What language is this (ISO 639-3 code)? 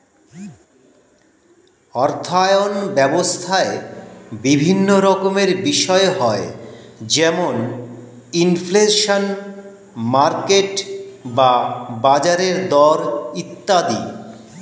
ben